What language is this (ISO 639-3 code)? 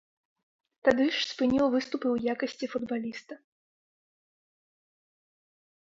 bel